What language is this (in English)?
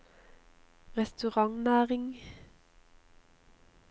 Norwegian